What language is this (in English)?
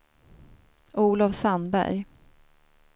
Swedish